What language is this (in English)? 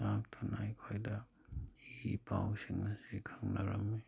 Manipuri